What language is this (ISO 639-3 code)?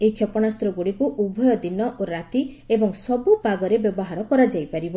ori